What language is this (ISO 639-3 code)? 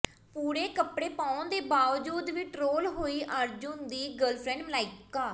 pan